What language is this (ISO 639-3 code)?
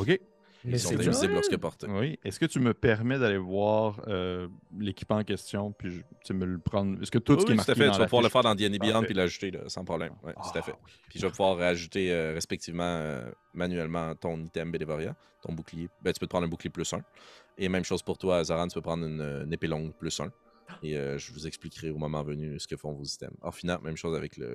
fra